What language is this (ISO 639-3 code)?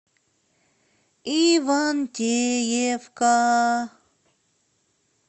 rus